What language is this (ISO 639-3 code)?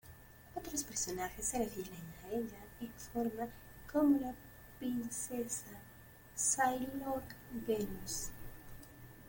spa